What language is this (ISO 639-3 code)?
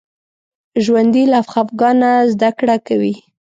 pus